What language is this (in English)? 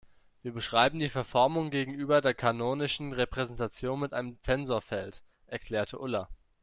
German